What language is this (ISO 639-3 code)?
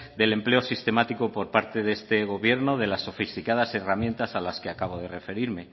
spa